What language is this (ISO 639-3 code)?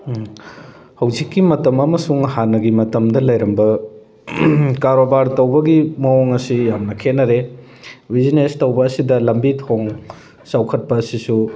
mni